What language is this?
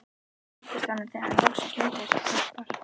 Icelandic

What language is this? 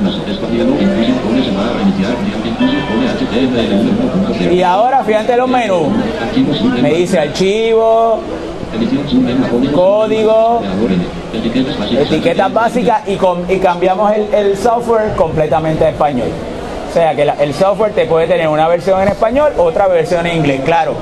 Spanish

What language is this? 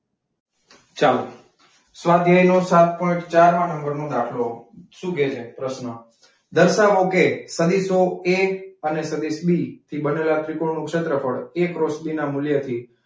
Gujarati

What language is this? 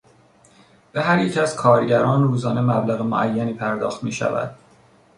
Persian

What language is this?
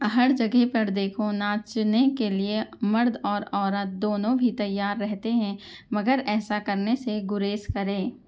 Urdu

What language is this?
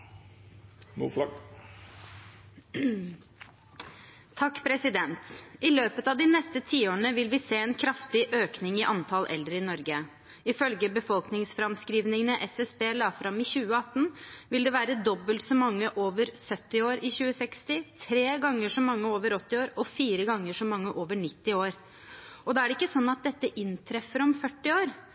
Norwegian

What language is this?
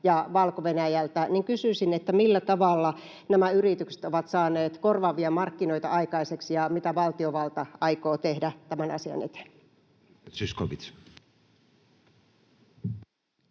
Finnish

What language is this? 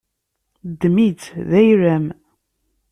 Kabyle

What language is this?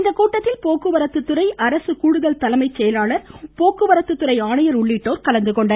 Tamil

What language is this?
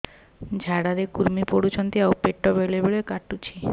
Odia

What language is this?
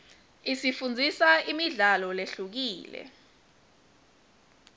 Swati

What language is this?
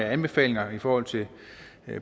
Danish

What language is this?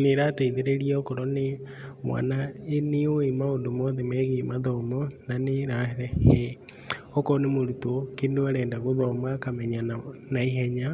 Kikuyu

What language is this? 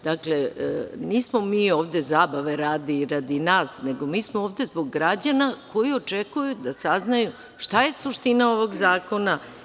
Serbian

